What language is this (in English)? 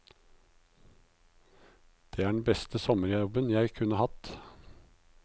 Norwegian